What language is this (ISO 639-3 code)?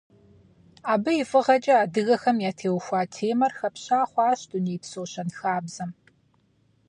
kbd